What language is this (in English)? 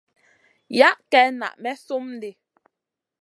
Masana